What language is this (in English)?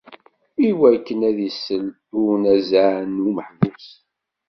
Kabyle